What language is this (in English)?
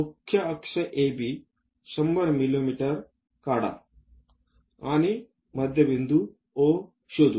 Marathi